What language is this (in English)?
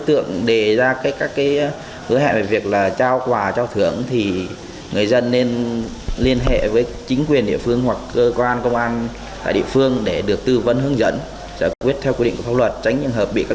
Vietnamese